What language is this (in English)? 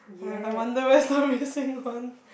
English